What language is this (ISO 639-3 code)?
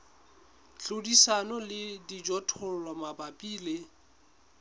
sot